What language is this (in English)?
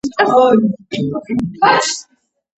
Georgian